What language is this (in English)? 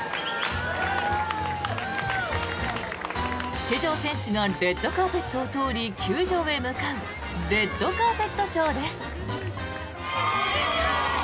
Japanese